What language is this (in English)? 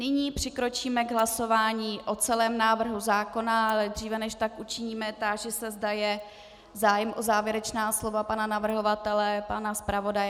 Czech